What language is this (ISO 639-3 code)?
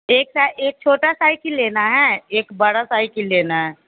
hin